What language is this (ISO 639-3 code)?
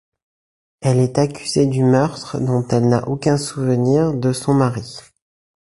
fra